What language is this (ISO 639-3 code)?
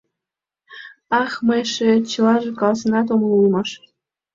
chm